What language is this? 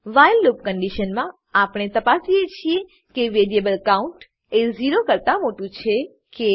Gujarati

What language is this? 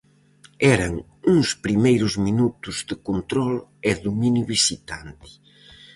Galician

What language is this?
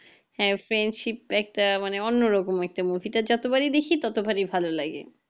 Bangla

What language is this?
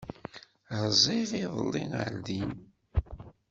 Kabyle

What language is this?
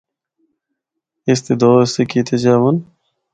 Northern Hindko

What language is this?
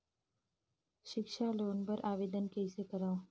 Chhattisgarhi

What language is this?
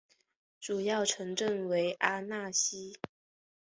Chinese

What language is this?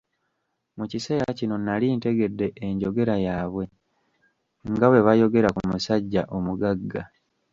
Ganda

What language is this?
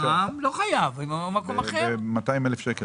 Hebrew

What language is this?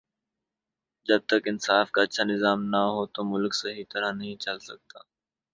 Urdu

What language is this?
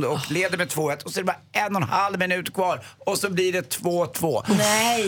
Swedish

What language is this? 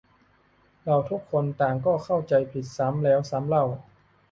Thai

